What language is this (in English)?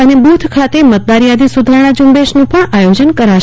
Gujarati